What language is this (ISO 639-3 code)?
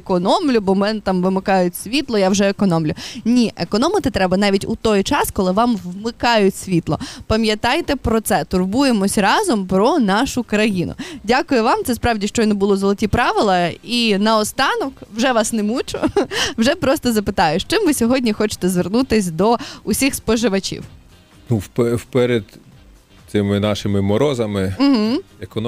ukr